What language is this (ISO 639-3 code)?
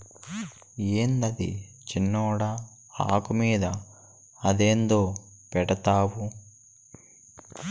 tel